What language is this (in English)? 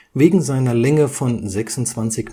German